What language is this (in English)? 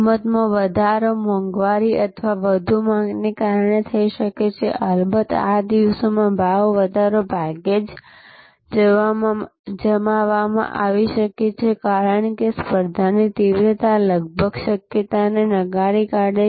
Gujarati